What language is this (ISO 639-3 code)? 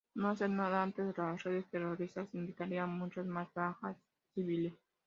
spa